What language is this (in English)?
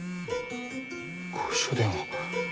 Japanese